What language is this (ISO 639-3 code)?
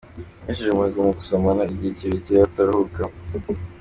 kin